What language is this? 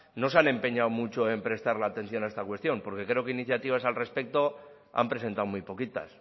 Spanish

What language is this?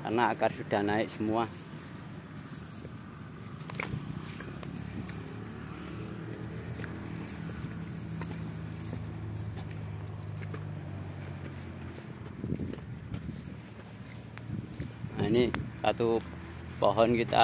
Indonesian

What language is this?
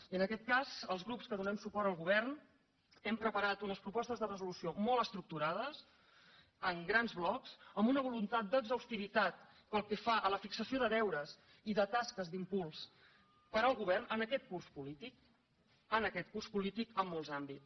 Catalan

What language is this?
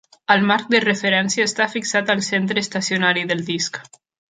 Catalan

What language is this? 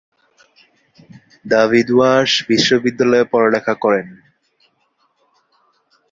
Bangla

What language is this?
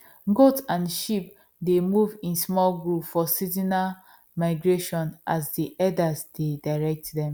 Nigerian Pidgin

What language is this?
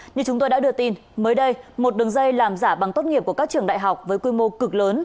Vietnamese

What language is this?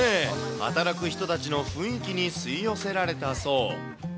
Japanese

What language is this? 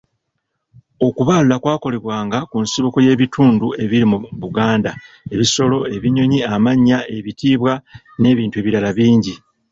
Ganda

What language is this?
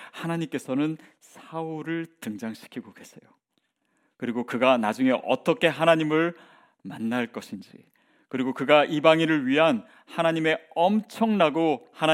Korean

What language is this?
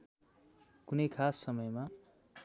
Nepali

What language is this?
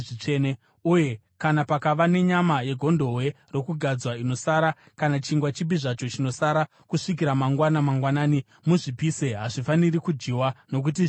Shona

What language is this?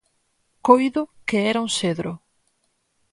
Galician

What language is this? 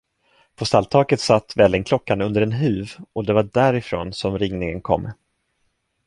Swedish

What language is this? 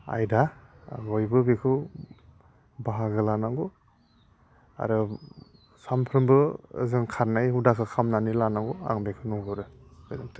Bodo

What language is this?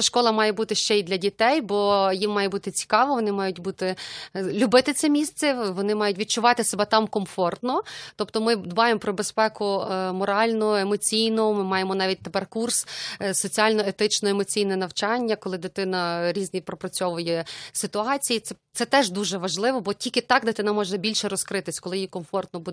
Ukrainian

